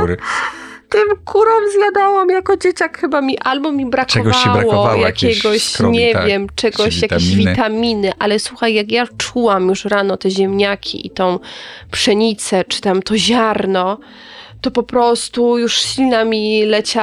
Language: Polish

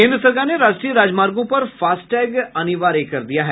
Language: Hindi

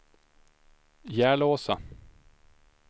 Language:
Swedish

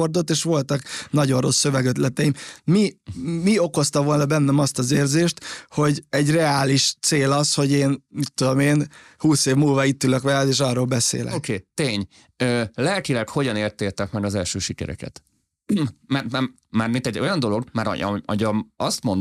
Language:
Hungarian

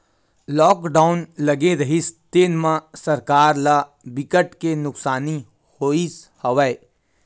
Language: Chhattisgarhi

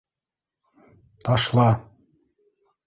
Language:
Bashkir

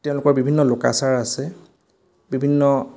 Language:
Assamese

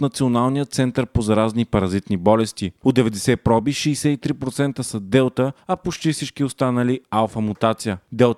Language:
Bulgarian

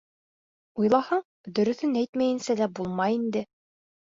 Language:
Bashkir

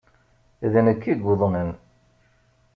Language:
Kabyle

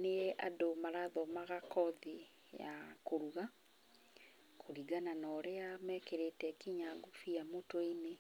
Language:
Kikuyu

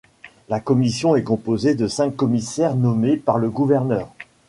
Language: French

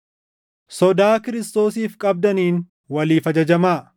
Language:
Oromo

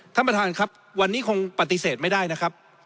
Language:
Thai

